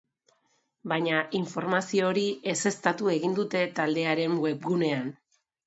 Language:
Basque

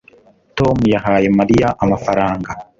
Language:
Kinyarwanda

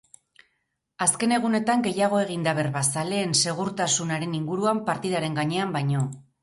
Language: Basque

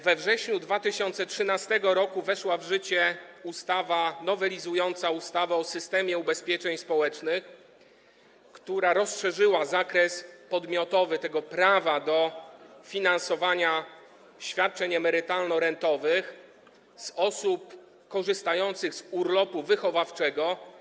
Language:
Polish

